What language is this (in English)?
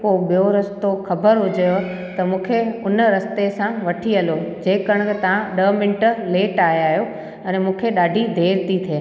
Sindhi